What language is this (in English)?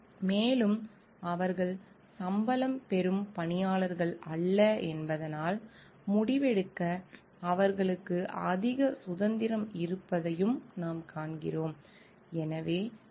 Tamil